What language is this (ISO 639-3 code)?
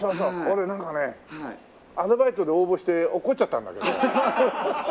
jpn